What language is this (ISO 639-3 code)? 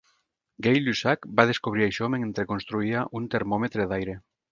cat